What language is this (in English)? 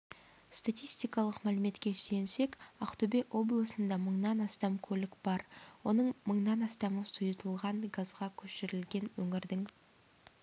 Kazakh